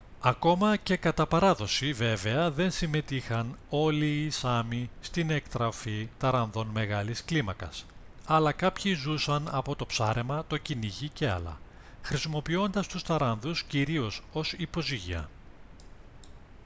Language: Greek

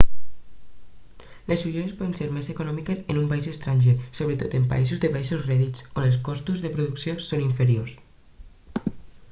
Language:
Catalan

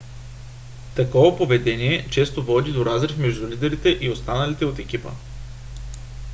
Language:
Bulgarian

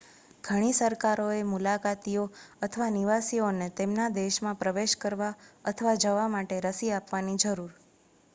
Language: Gujarati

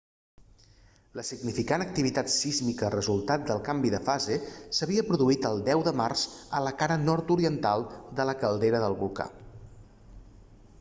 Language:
Catalan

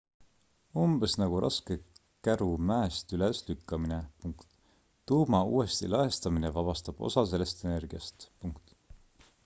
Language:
Estonian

